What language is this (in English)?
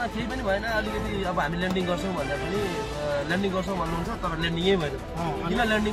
Korean